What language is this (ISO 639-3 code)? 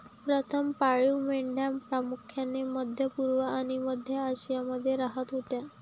mar